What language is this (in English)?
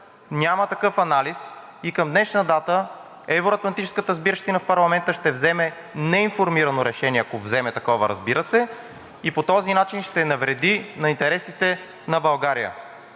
Bulgarian